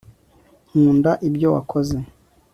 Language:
Kinyarwanda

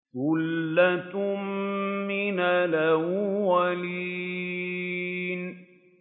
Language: Arabic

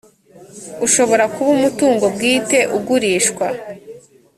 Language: Kinyarwanda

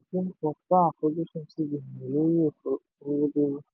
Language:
Yoruba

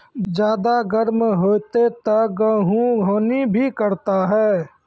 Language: Maithili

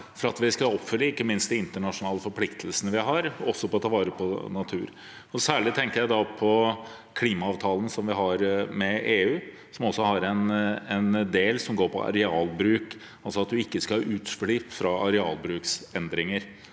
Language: Norwegian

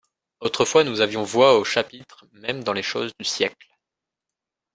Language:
French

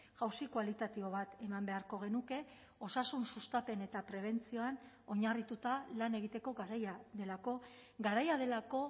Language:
Basque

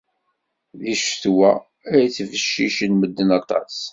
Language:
Kabyle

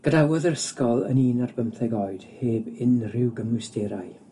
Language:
Welsh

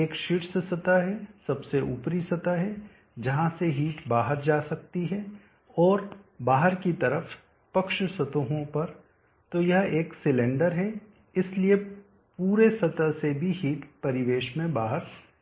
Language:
Hindi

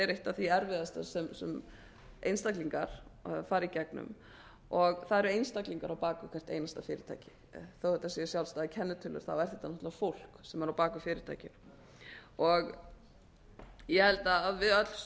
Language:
Icelandic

